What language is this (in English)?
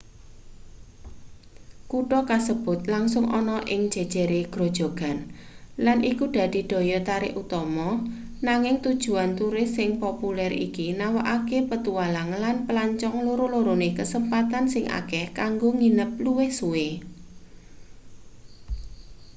Javanese